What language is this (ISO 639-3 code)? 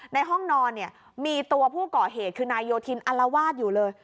tha